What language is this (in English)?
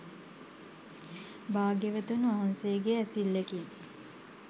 Sinhala